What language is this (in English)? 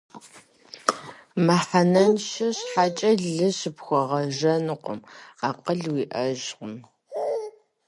Kabardian